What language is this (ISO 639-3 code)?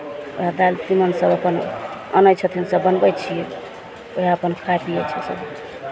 mai